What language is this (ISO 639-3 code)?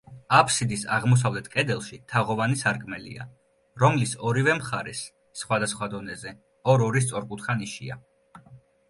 kat